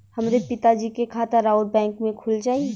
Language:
Bhojpuri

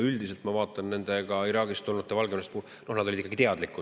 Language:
Estonian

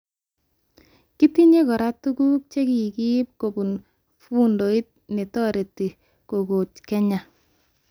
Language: Kalenjin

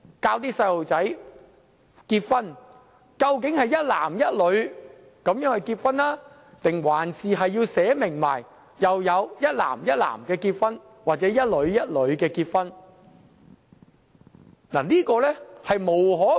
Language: Cantonese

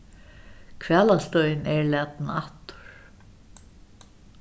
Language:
Faroese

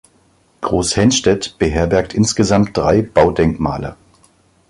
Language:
German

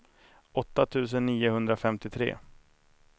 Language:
Swedish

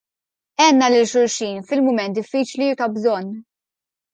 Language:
Maltese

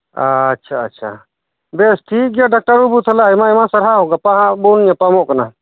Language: Santali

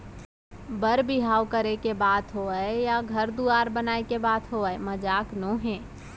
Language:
Chhattisgarhi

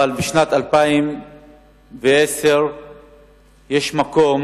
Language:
Hebrew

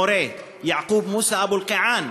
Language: Hebrew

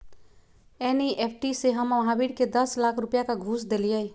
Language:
Magahi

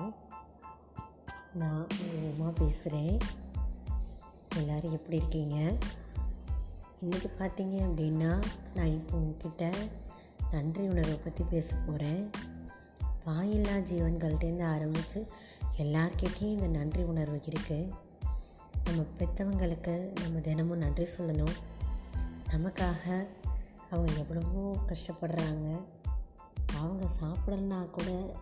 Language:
Tamil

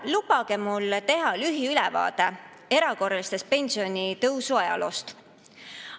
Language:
Estonian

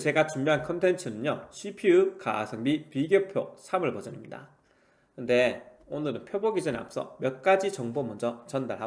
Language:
Korean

